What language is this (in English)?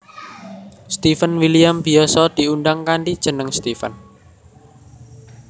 Javanese